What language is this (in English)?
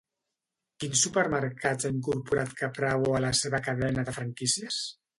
Catalan